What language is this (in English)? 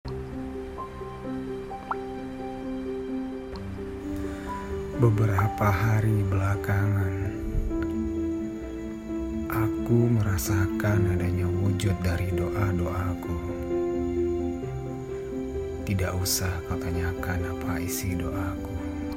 Indonesian